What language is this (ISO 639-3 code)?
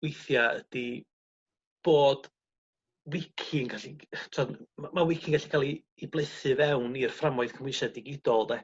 cym